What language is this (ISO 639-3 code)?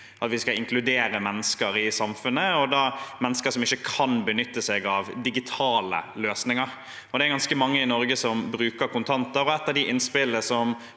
nor